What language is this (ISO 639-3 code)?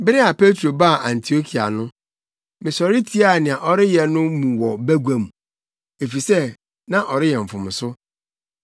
aka